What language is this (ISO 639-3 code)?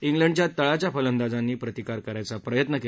mar